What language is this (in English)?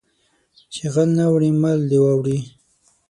Pashto